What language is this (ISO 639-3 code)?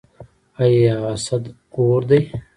pus